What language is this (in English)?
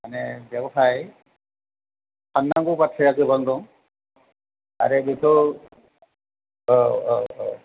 Bodo